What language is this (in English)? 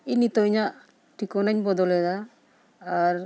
Santali